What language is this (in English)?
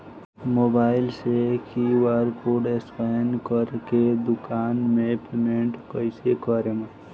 Bhojpuri